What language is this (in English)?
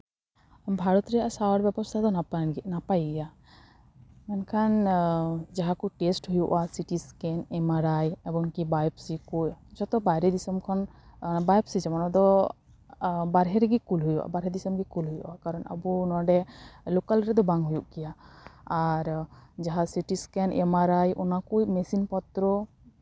Santali